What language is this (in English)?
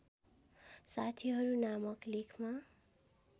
Nepali